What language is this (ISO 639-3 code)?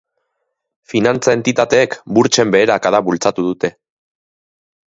eus